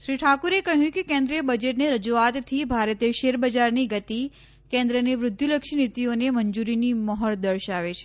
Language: Gujarati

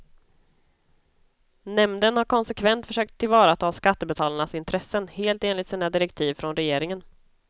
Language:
Swedish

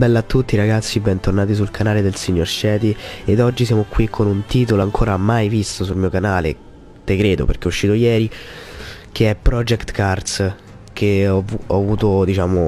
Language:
Italian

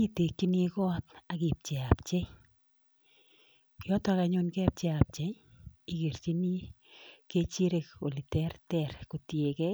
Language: Kalenjin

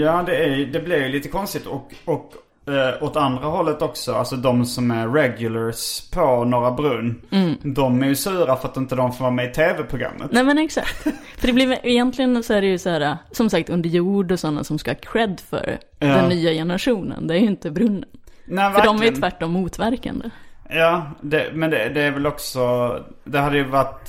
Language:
Swedish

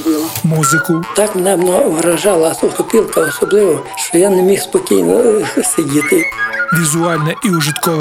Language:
Ukrainian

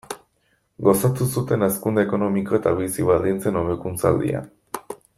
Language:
Basque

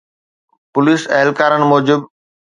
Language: Sindhi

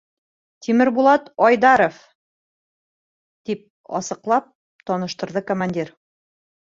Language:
Bashkir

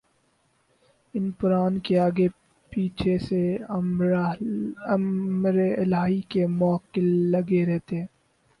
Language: Urdu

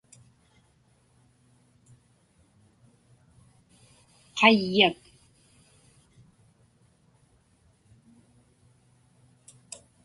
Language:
Inupiaq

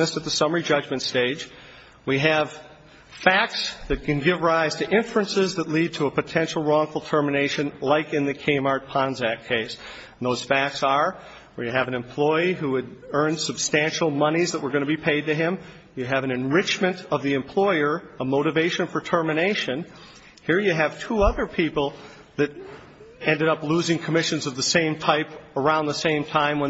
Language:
English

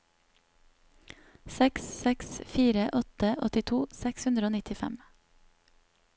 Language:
Norwegian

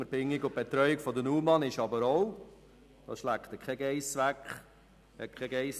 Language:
Swiss German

